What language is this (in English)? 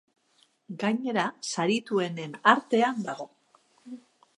Basque